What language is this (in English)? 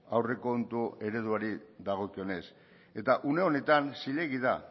Basque